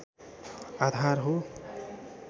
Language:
Nepali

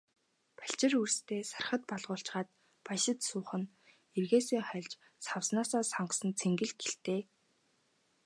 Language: Mongolian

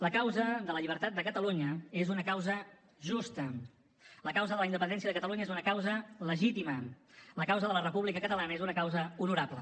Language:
Catalan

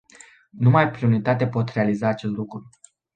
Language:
Romanian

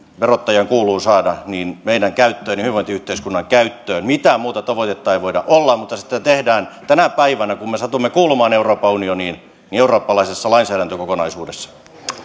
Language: Finnish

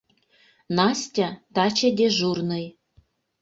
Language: Mari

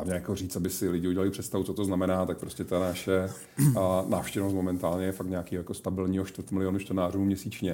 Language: Czech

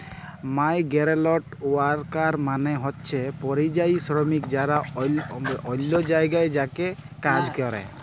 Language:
Bangla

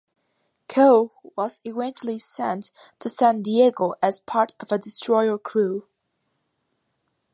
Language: English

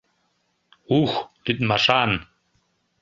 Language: Mari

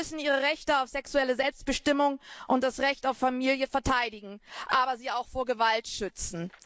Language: German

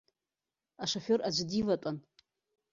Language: Abkhazian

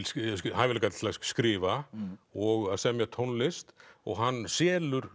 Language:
Icelandic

